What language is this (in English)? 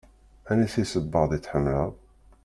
Kabyle